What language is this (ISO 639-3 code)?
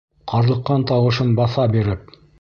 bak